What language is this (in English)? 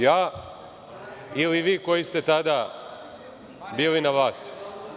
Serbian